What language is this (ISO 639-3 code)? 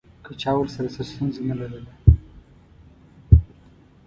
pus